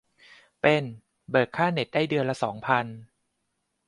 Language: Thai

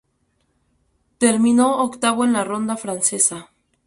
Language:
Spanish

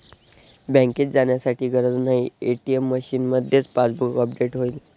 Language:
Marathi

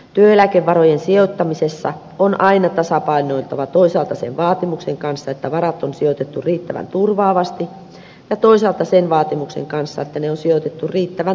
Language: Finnish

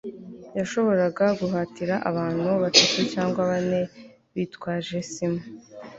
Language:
Kinyarwanda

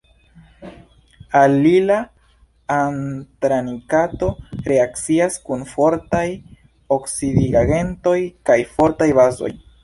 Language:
Esperanto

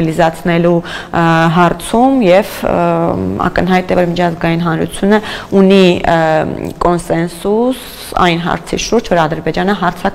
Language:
Romanian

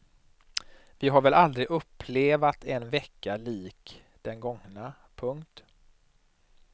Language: Swedish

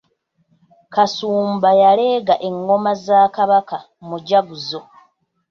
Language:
Ganda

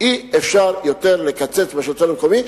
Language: Hebrew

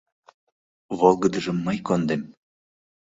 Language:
Mari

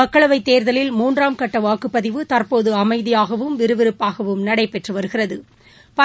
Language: Tamil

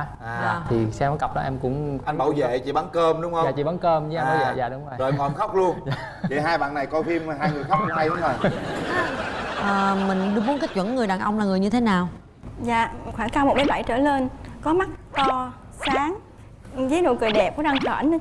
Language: Vietnamese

